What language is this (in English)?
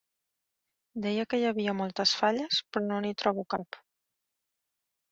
Catalan